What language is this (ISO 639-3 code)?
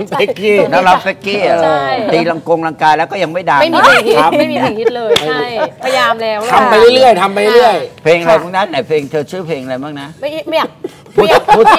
tha